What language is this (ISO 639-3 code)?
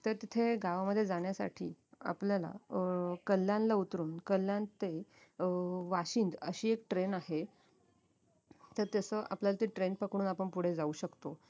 mar